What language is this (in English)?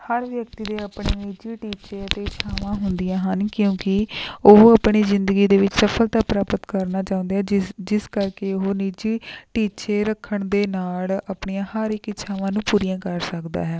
Punjabi